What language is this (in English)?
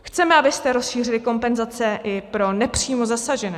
Czech